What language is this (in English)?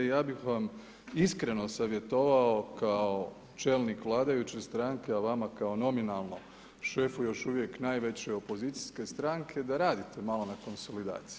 Croatian